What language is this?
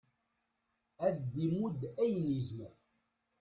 Kabyle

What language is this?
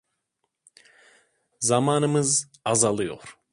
Turkish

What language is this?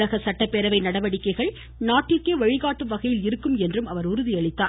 Tamil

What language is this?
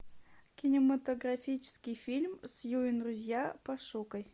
Russian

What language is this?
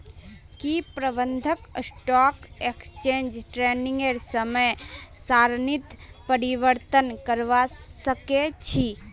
Magahi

